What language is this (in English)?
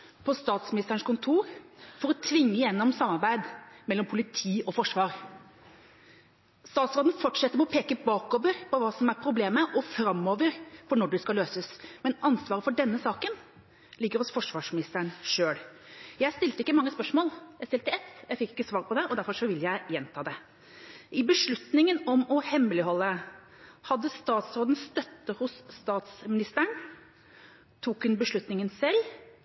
Norwegian Bokmål